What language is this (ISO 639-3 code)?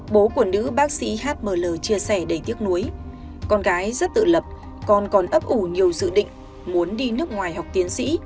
vie